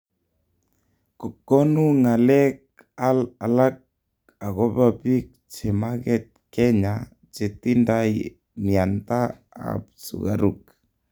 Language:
Kalenjin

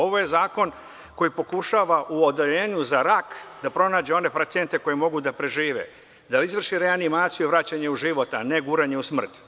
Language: Serbian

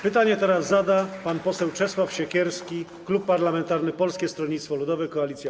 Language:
Polish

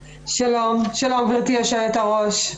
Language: Hebrew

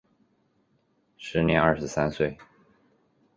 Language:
Chinese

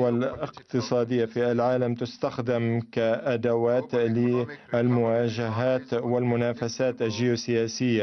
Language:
Arabic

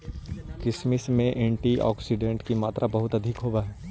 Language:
Magahi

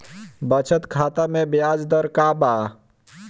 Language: Bhojpuri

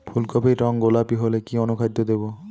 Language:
Bangla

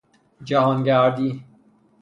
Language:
Persian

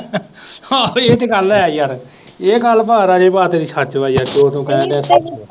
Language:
Punjabi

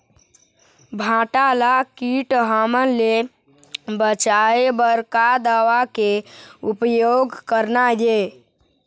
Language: Chhattisgarhi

